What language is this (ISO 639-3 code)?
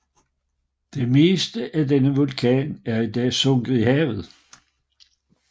dan